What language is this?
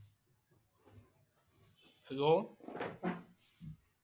Assamese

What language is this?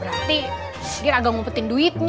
Indonesian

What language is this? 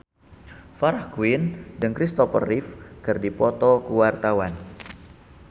Sundanese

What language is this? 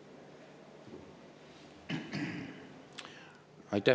Estonian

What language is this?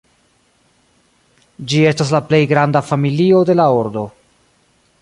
Esperanto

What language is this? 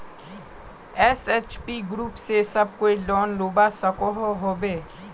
Magahi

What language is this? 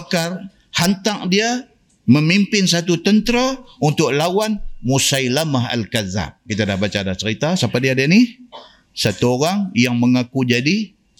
Malay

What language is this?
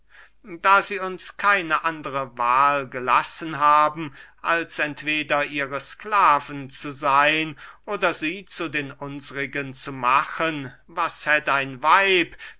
German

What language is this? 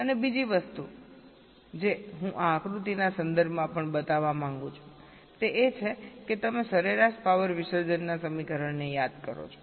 Gujarati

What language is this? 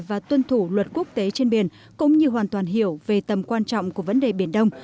Vietnamese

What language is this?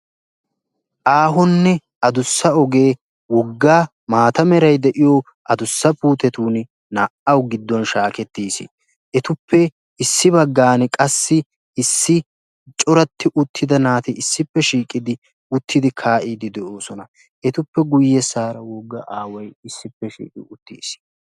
Wolaytta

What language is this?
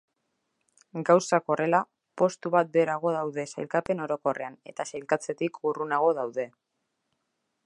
Basque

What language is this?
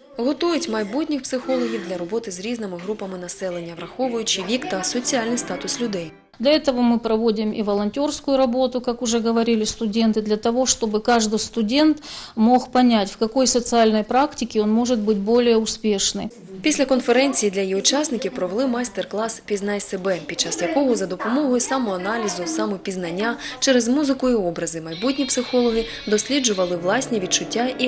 Ukrainian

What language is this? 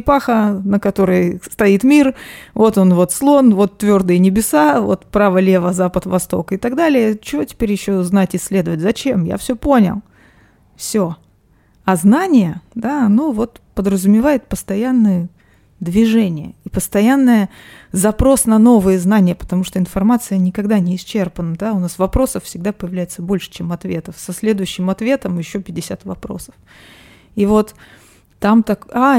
Russian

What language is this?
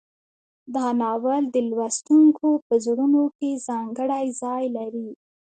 Pashto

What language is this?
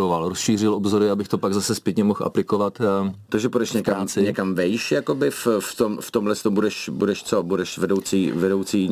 Czech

